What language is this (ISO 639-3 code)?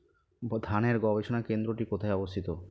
ben